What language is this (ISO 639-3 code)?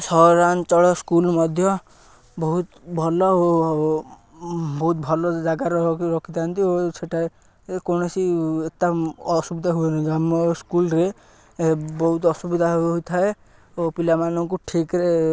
ori